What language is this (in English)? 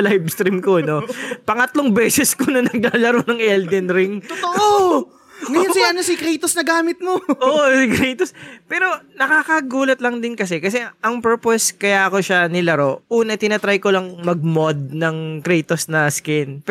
Filipino